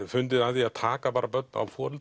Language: Icelandic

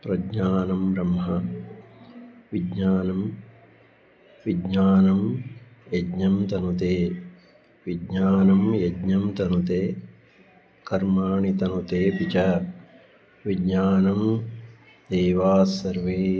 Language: Sanskrit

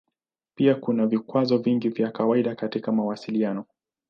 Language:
Swahili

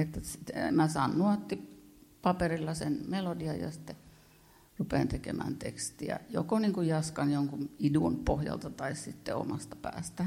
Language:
Finnish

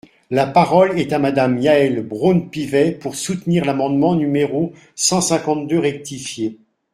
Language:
French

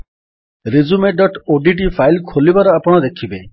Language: Odia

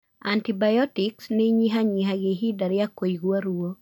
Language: Kikuyu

